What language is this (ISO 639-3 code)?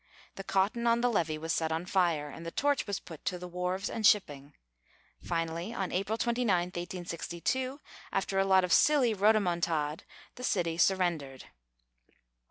eng